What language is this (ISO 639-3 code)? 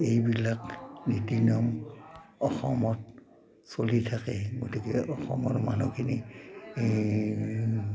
asm